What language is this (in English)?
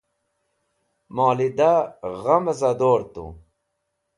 Wakhi